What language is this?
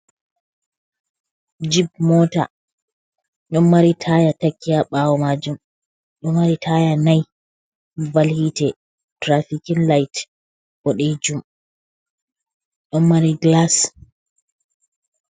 Fula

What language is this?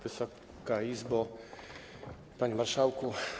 Polish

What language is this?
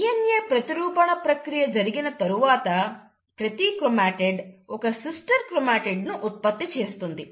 Telugu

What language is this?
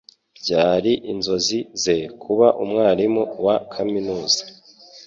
Kinyarwanda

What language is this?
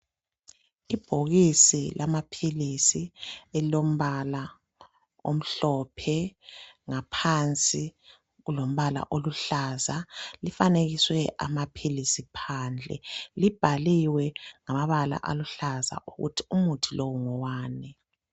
North Ndebele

